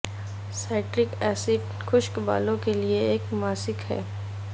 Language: Urdu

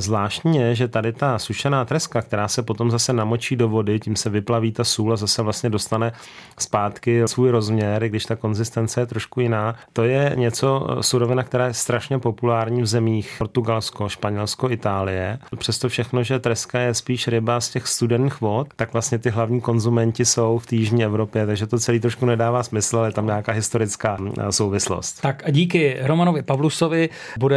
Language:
Czech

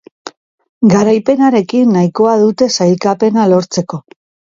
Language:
Basque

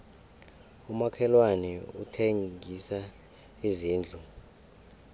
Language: South Ndebele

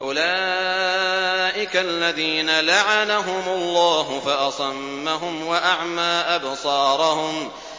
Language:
Arabic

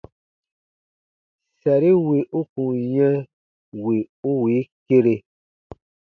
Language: Baatonum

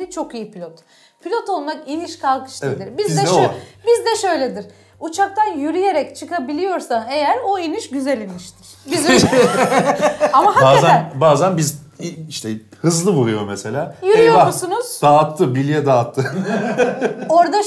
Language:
Turkish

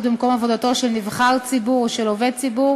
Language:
Hebrew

